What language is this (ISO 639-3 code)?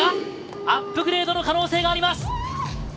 jpn